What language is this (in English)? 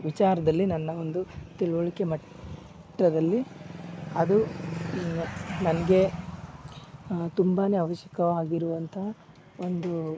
Kannada